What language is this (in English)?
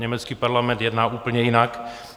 Czech